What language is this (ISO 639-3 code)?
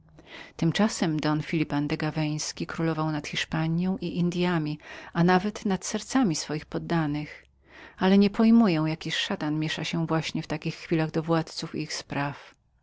pol